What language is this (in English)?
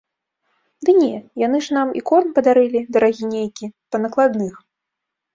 Belarusian